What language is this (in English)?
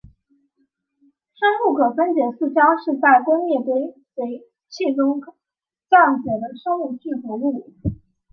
Chinese